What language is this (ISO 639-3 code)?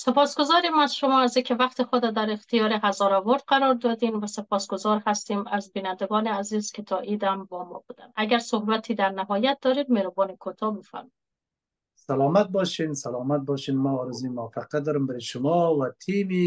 fas